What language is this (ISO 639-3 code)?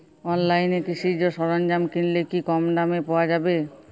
ben